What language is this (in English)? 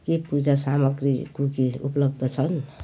Nepali